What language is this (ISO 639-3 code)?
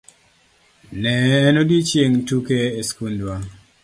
luo